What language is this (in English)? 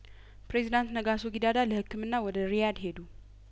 Amharic